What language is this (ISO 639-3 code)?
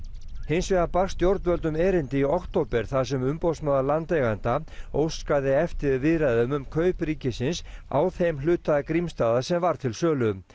isl